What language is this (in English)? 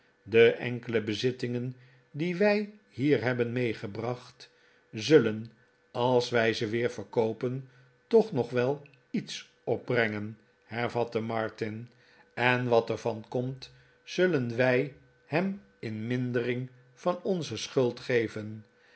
Dutch